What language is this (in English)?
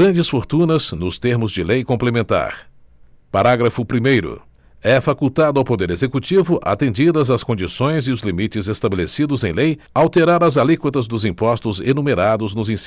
Portuguese